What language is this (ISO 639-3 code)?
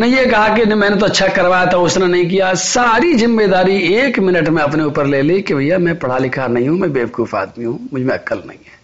hin